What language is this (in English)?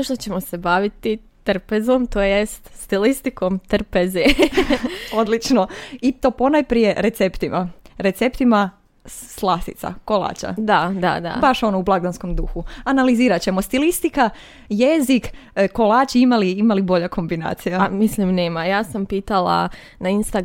Croatian